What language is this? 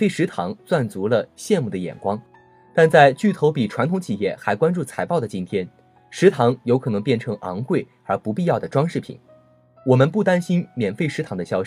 Chinese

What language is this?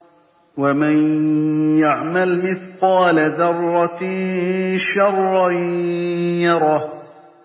Arabic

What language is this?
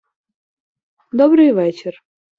Ukrainian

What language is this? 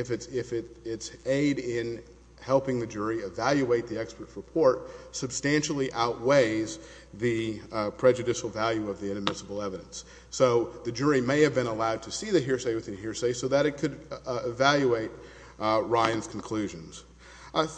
English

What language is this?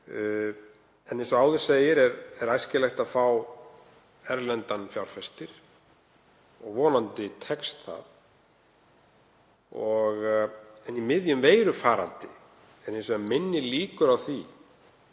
Icelandic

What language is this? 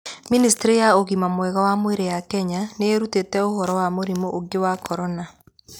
Kikuyu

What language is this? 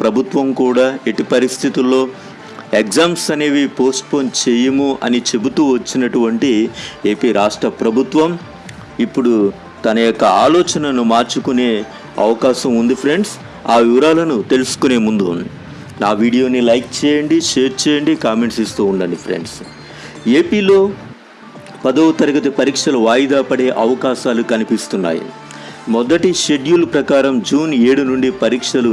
Telugu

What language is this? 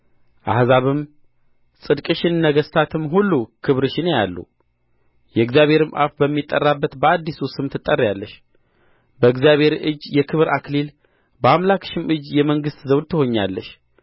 Amharic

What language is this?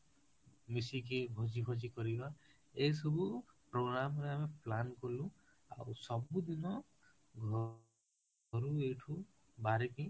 Odia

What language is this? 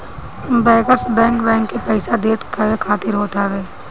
Bhojpuri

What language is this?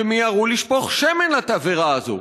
Hebrew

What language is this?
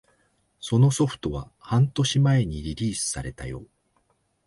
Japanese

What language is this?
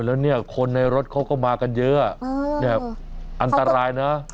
Thai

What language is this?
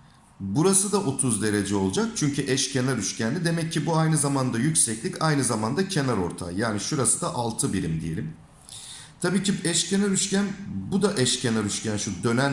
Turkish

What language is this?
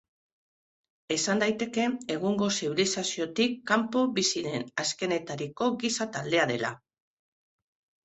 Basque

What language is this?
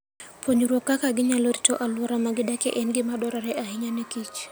Luo (Kenya and Tanzania)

